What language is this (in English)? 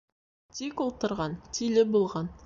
Bashkir